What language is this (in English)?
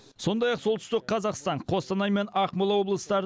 Kazakh